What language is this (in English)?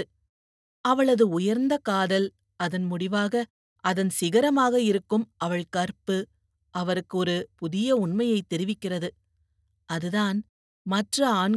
Tamil